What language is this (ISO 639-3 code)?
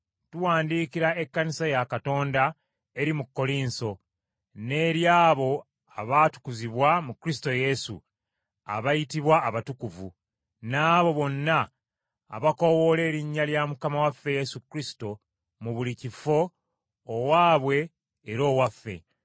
lug